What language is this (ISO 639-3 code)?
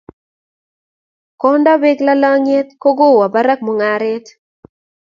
kln